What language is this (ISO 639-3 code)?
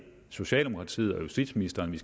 dan